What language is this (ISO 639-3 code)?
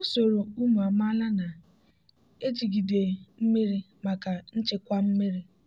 ibo